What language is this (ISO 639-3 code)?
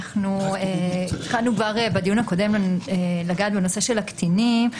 heb